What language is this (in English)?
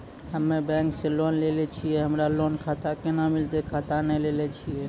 Maithili